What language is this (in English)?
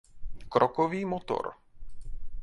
Czech